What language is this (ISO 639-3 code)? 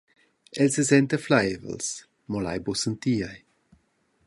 roh